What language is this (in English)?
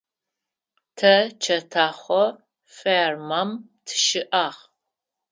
Adyghe